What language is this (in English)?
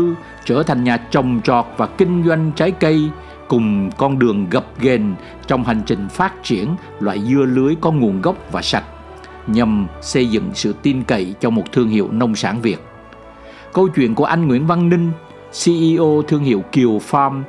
Vietnamese